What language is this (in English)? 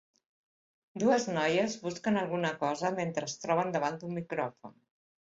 Catalan